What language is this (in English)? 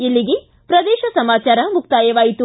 Kannada